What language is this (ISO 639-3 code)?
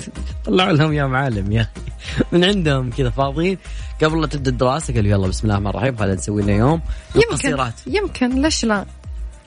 ara